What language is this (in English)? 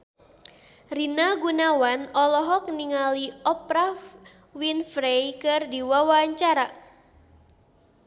Sundanese